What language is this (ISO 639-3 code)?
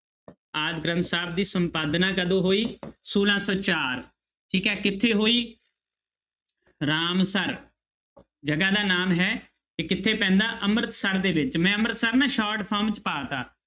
pan